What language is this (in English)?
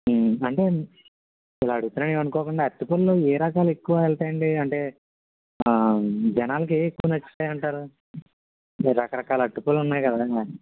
Telugu